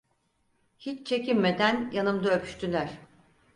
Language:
Turkish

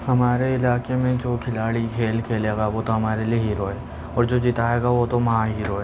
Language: Urdu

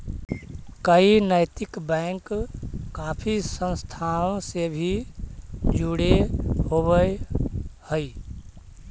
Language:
Magahi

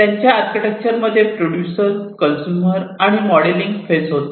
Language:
Marathi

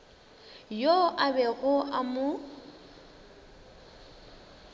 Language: Northern Sotho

